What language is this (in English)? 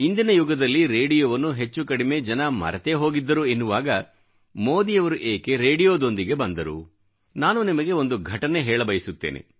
Kannada